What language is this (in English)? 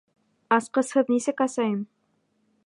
Bashkir